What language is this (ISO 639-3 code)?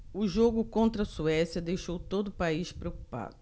por